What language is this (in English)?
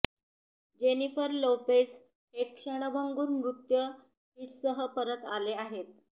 Marathi